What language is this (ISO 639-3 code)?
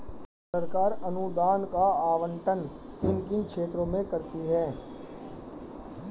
hin